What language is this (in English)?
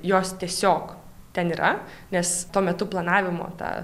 Lithuanian